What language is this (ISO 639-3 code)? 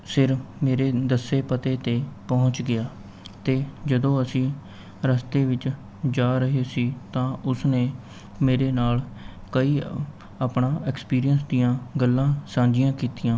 pan